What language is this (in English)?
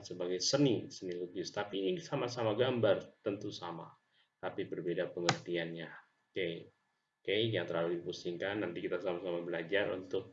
Indonesian